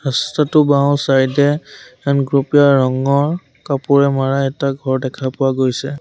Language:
Assamese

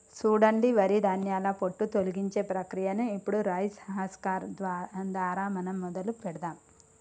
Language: Telugu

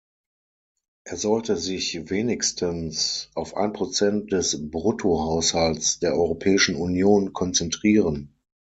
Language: German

